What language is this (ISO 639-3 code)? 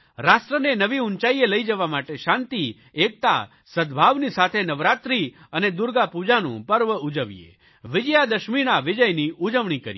guj